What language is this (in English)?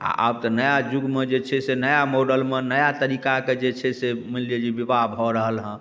Maithili